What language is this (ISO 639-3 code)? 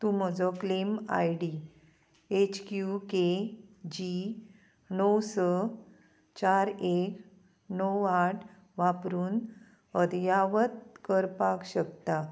kok